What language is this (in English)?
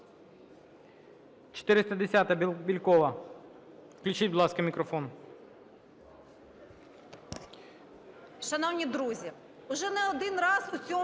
Ukrainian